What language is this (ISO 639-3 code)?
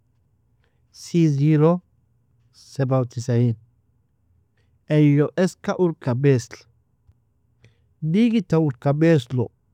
fia